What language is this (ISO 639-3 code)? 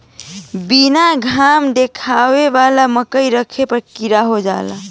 bho